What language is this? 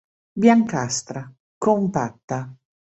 Italian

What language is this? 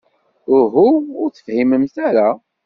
Kabyle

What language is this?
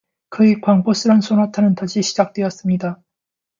Korean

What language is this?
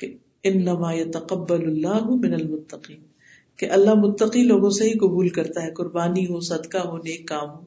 Urdu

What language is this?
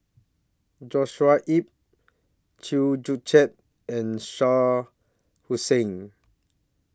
English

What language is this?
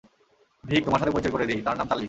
Bangla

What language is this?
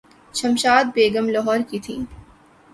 Urdu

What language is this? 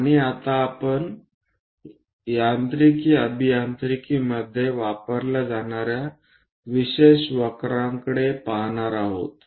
Marathi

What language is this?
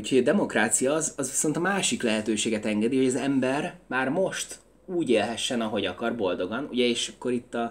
Hungarian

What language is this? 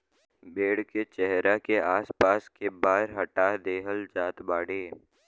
Bhojpuri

